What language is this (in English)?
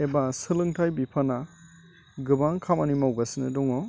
Bodo